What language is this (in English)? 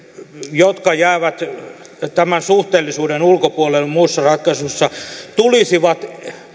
Finnish